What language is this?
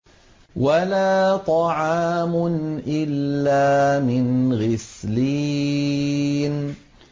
Arabic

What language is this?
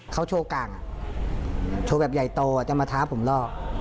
Thai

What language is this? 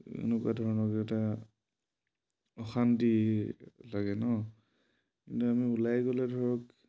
Assamese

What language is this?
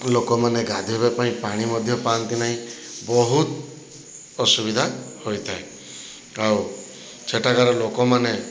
Odia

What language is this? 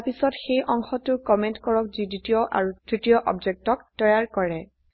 Assamese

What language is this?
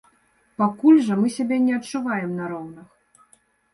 Belarusian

